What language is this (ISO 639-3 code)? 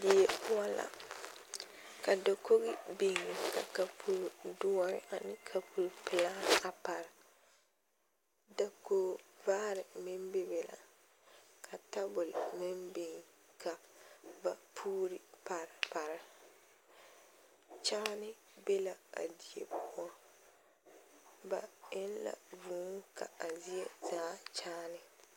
dga